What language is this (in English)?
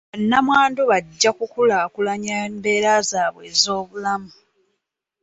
Ganda